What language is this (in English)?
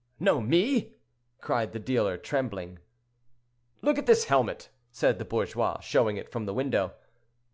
English